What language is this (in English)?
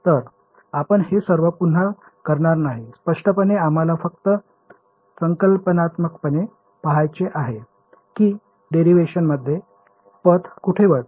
Marathi